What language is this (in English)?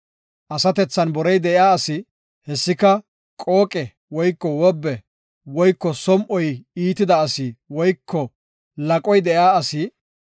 Gofa